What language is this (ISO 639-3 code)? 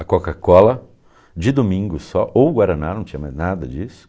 por